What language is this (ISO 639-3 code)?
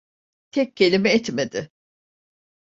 tur